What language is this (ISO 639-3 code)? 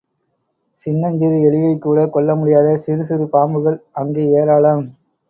tam